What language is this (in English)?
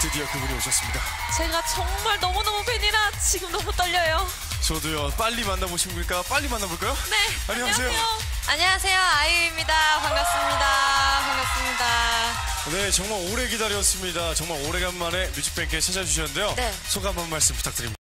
Korean